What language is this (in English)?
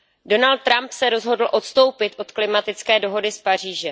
Czech